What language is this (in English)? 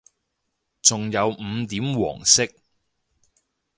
Cantonese